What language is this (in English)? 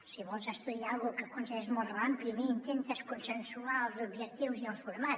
Catalan